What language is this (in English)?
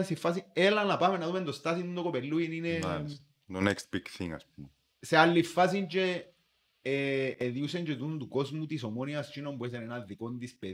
Greek